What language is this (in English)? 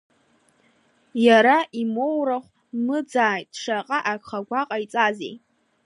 Abkhazian